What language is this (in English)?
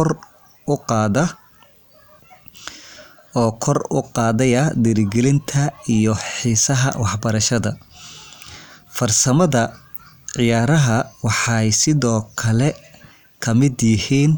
Somali